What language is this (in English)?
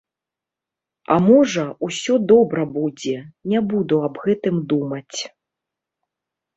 Belarusian